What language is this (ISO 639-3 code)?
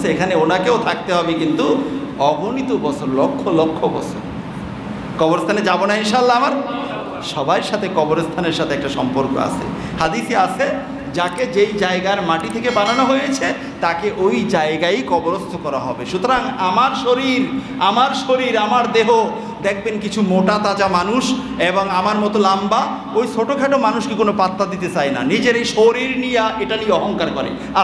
ben